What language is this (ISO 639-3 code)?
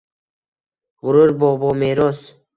uzb